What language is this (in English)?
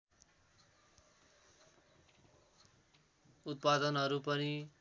Nepali